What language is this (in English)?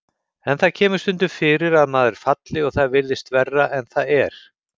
Icelandic